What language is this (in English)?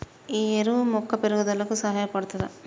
Telugu